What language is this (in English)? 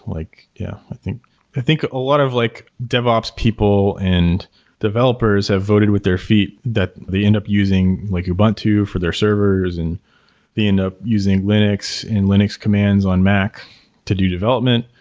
English